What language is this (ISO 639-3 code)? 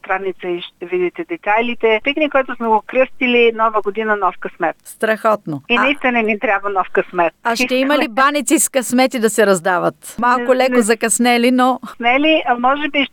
bul